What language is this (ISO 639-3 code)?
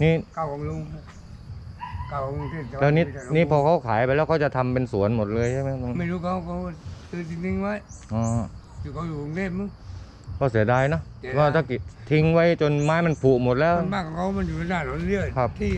tha